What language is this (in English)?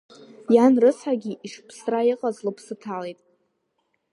Abkhazian